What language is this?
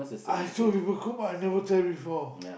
English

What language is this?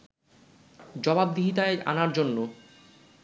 Bangla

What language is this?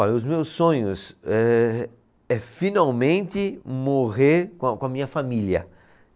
Portuguese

